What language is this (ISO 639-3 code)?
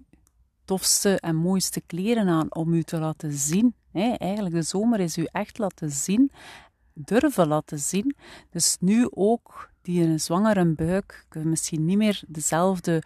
nld